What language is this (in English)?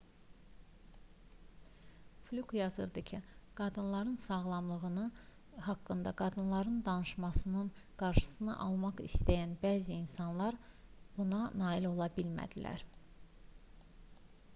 Azerbaijani